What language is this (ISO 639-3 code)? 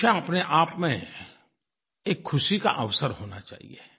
hin